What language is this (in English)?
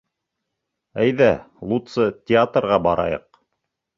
Bashkir